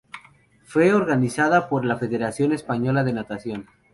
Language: Spanish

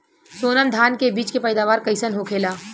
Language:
Bhojpuri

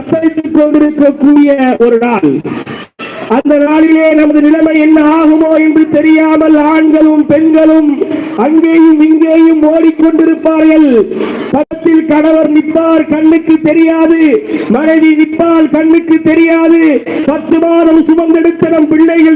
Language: Tamil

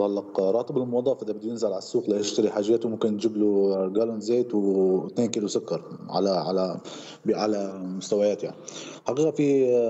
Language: Arabic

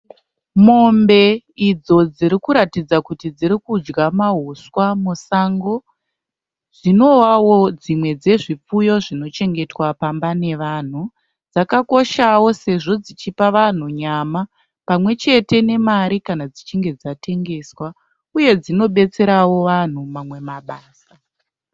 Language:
Shona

